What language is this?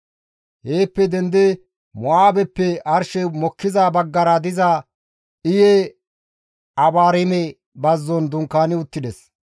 Gamo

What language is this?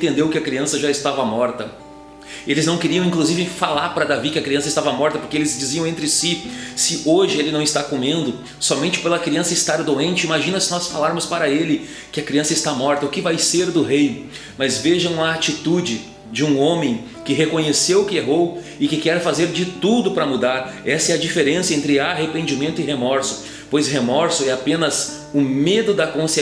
Portuguese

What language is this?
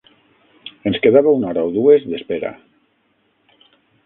Catalan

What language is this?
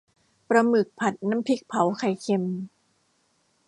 Thai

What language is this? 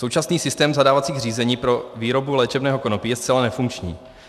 Czech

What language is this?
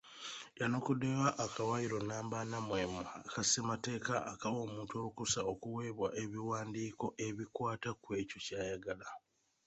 Ganda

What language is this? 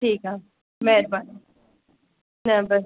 Sindhi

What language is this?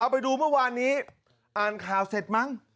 Thai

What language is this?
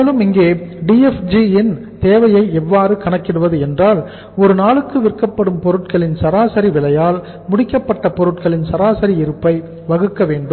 Tamil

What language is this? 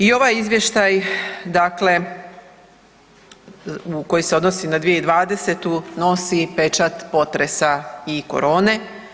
Croatian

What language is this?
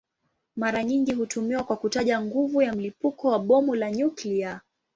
Swahili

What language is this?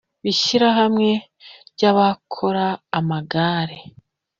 Kinyarwanda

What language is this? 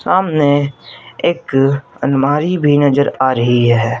Hindi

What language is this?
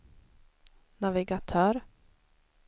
Swedish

